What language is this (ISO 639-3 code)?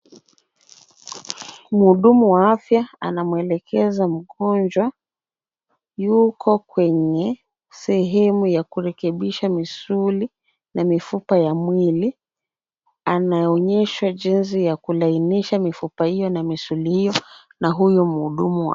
swa